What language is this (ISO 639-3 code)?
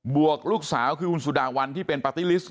tha